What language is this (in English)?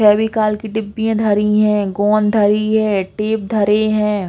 Bundeli